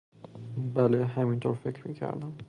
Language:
Persian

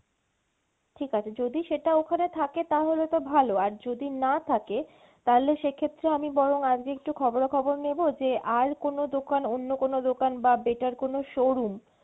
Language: Bangla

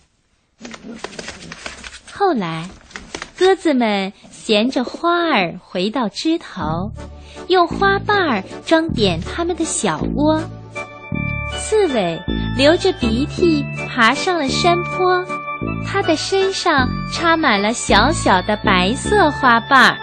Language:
Chinese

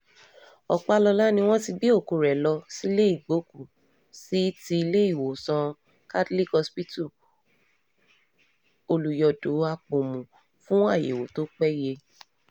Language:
Yoruba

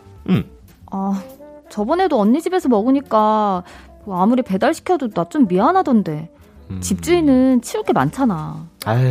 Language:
Korean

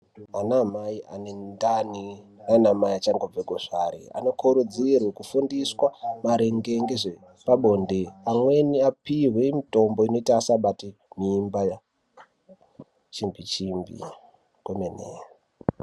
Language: Ndau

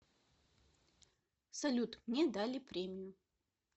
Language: Russian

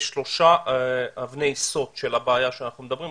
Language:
Hebrew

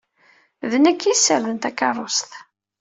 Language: Kabyle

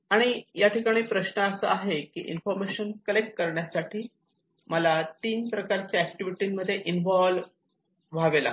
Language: Marathi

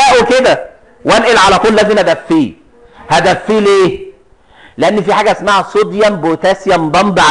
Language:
Arabic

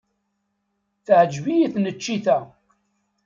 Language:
Kabyle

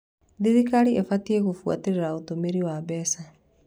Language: Kikuyu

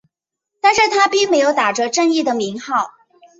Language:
Chinese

